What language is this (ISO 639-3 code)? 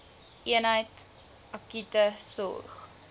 afr